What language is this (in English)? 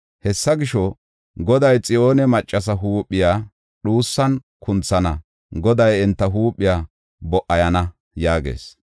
Gofa